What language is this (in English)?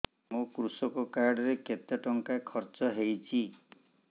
Odia